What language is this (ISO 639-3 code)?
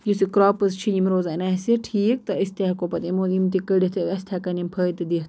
kas